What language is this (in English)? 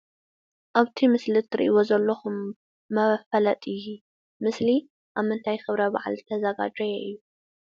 Tigrinya